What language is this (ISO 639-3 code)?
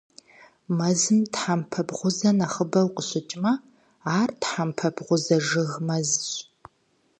kbd